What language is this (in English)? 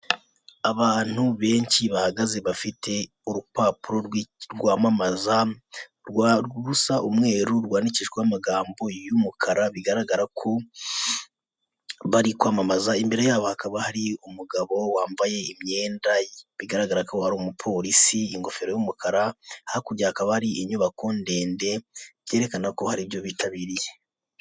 Kinyarwanda